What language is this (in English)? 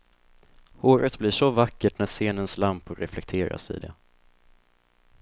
Swedish